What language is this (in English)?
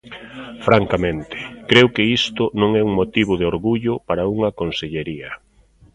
Galician